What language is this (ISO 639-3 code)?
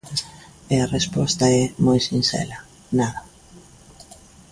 glg